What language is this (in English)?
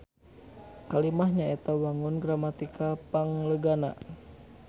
Sundanese